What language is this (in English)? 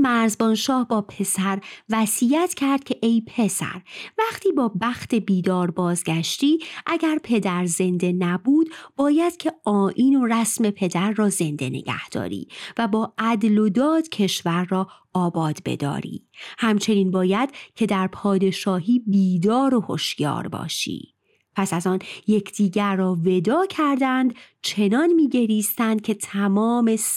Persian